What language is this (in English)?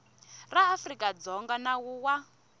Tsonga